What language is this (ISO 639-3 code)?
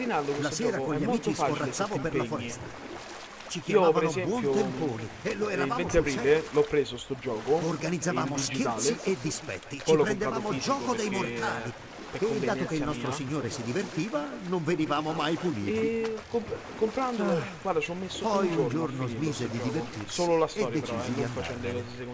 ita